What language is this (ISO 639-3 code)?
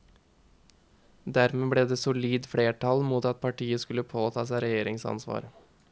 nor